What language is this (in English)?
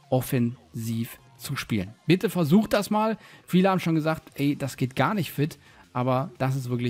German